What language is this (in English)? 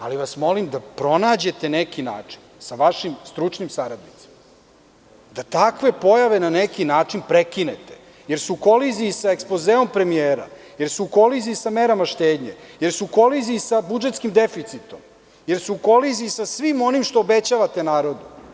Serbian